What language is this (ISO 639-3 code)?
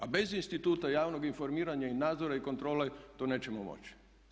hrv